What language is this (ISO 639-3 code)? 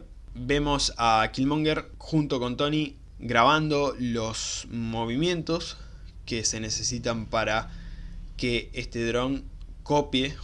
spa